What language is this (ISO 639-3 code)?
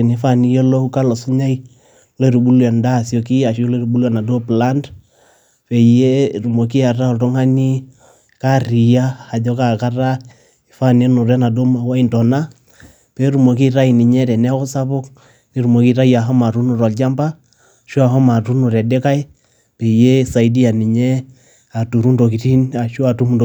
mas